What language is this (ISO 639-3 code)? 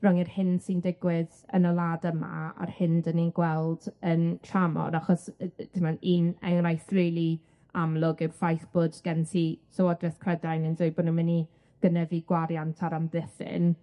cym